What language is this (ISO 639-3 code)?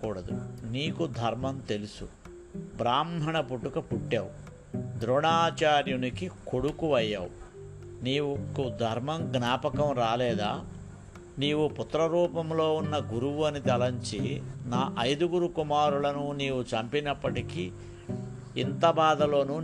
tel